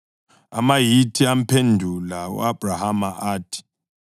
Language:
North Ndebele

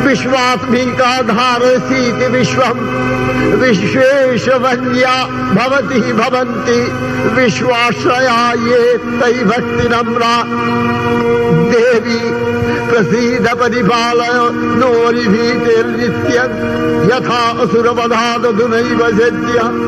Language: Bangla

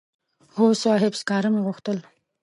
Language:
Pashto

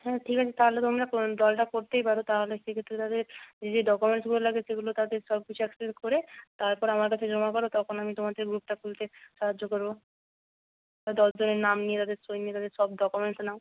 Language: Bangla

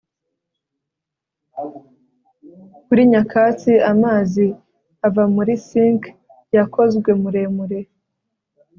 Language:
Kinyarwanda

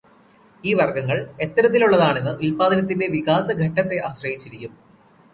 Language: Malayalam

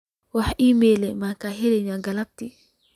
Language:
Somali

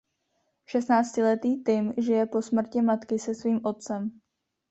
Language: Czech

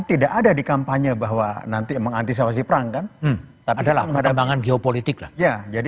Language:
Indonesian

